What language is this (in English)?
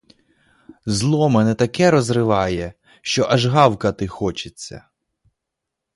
Ukrainian